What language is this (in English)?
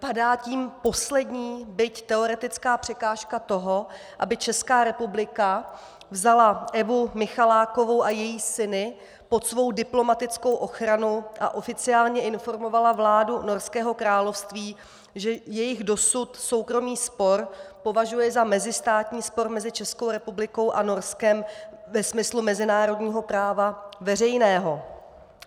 Czech